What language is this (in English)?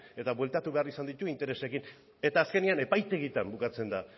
Basque